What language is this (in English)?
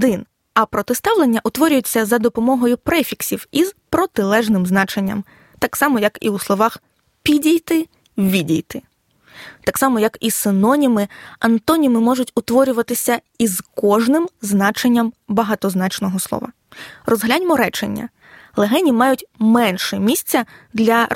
Ukrainian